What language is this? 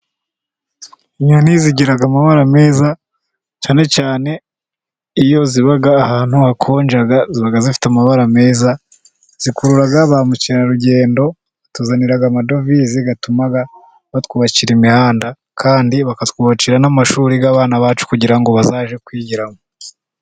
Kinyarwanda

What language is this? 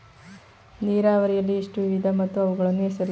Kannada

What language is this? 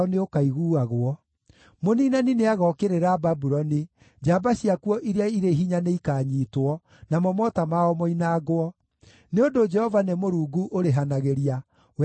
Kikuyu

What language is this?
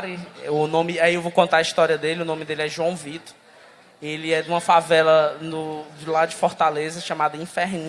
Portuguese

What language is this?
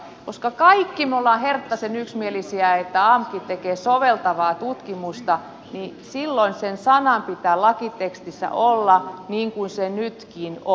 Finnish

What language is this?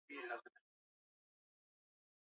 Swahili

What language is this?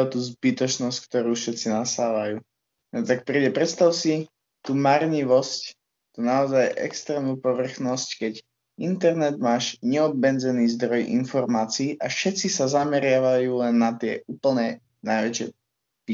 Slovak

